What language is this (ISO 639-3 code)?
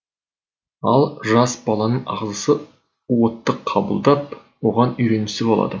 kaz